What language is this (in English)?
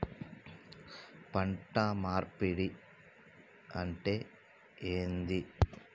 Telugu